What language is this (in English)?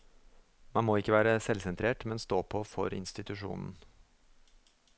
Norwegian